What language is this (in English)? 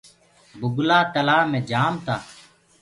Gurgula